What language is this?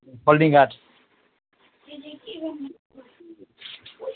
Nepali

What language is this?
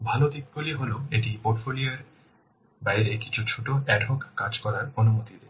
Bangla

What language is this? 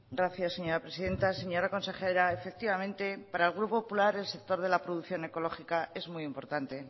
Spanish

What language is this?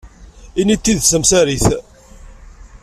Kabyle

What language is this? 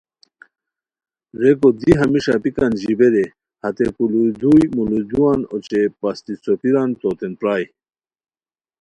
Khowar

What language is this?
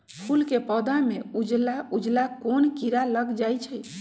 Magahi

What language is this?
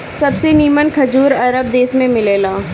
Bhojpuri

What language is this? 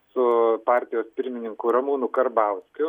Lithuanian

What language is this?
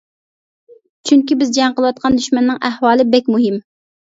Uyghur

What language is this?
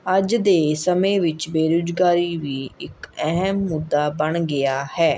Punjabi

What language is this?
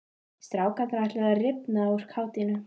Icelandic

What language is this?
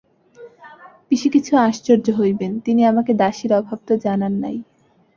Bangla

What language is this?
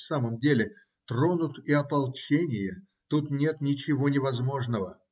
Russian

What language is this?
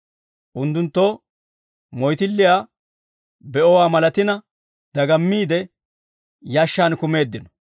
Dawro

